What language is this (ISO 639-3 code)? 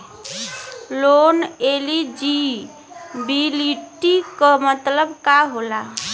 bho